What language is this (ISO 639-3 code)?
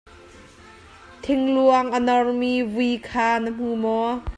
cnh